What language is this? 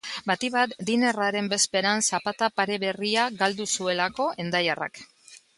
Basque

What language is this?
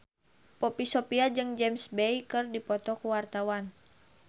Sundanese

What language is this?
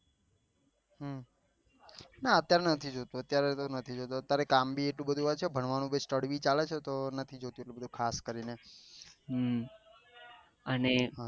Gujarati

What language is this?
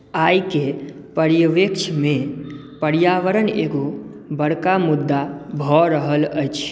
Maithili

